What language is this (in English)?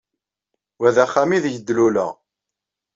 Kabyle